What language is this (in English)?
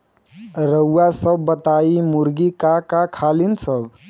Bhojpuri